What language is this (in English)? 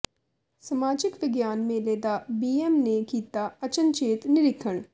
Punjabi